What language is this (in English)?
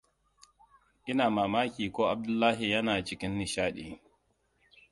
Hausa